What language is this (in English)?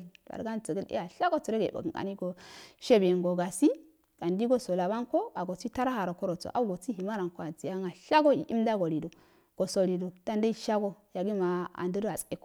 Afade